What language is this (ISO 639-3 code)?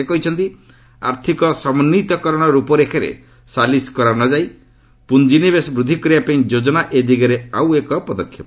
ori